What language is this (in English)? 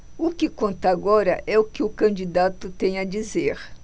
Portuguese